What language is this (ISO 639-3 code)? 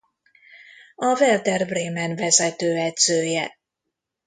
hun